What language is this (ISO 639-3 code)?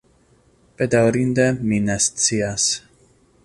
epo